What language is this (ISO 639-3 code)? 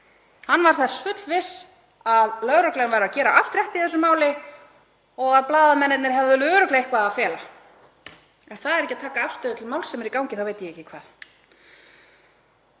isl